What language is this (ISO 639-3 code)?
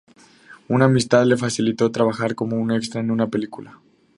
spa